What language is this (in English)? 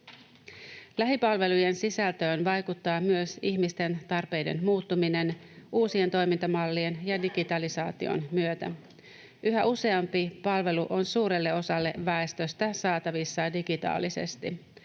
Finnish